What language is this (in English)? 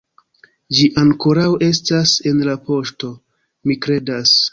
Esperanto